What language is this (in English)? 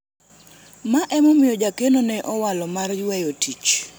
Luo (Kenya and Tanzania)